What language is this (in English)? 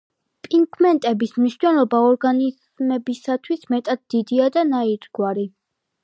Georgian